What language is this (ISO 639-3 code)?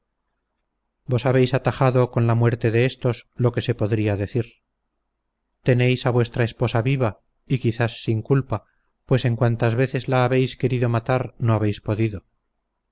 spa